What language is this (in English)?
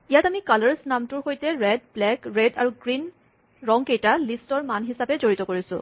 Assamese